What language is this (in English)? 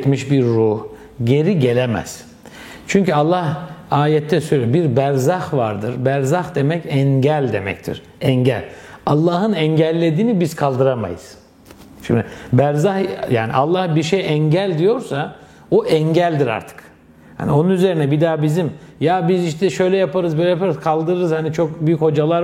Turkish